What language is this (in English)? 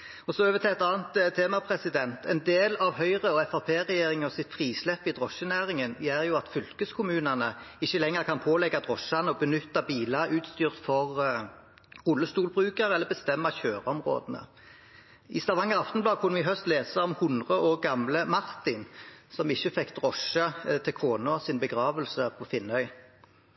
Norwegian Bokmål